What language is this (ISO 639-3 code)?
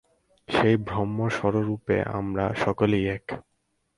ben